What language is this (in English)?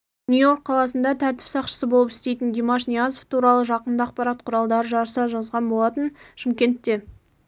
Kazakh